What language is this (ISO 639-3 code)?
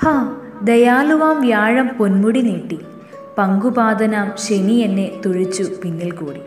mal